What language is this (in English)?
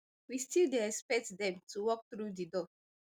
Nigerian Pidgin